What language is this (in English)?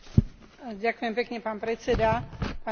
Slovak